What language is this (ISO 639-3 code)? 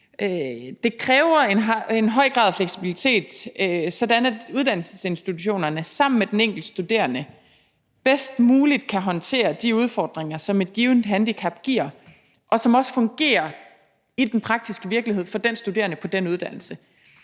dan